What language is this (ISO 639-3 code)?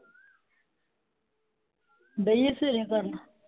pan